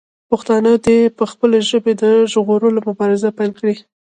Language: Pashto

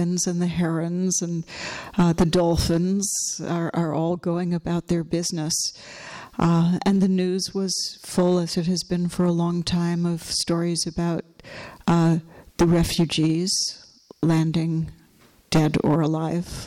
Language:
English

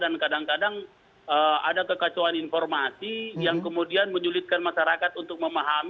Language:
Indonesian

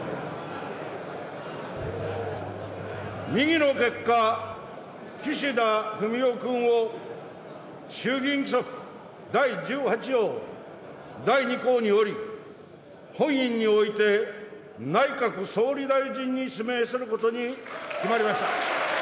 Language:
Japanese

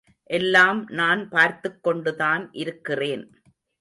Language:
Tamil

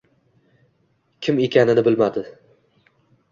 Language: Uzbek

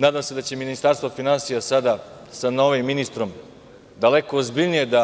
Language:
Serbian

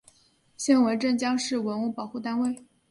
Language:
Chinese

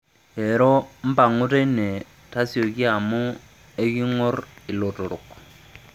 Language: Masai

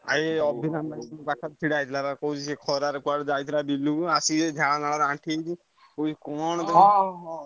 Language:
Odia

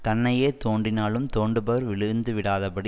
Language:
Tamil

